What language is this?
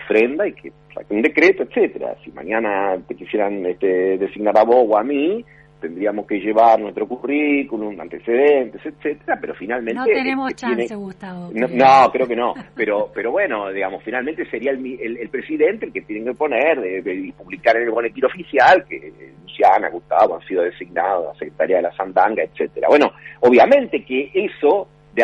Spanish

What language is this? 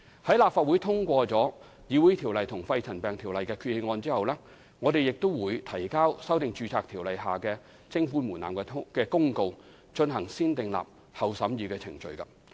Cantonese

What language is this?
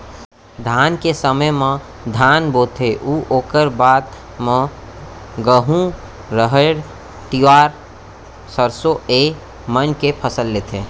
Chhattisgarhi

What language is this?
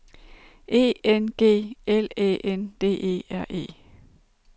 Danish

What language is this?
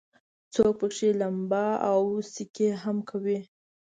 Pashto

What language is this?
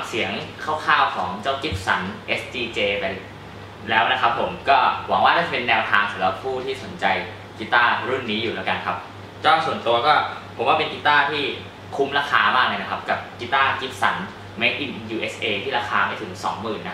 Thai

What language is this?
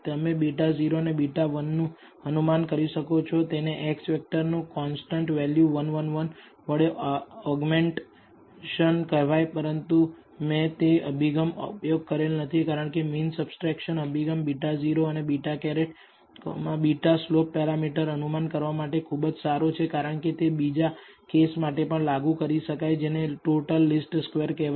Gujarati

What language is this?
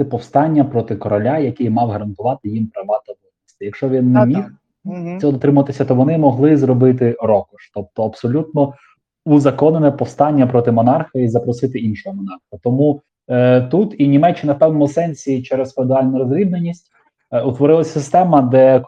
Ukrainian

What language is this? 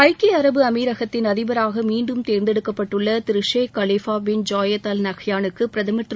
Tamil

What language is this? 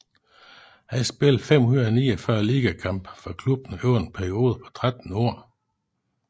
Danish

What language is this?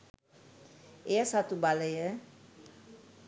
Sinhala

